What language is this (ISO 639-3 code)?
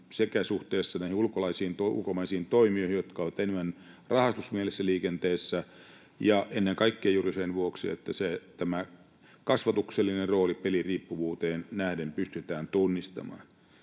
fin